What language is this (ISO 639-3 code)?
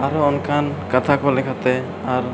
sat